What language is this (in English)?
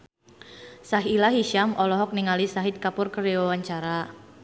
Sundanese